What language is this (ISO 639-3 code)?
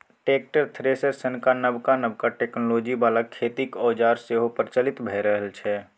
mai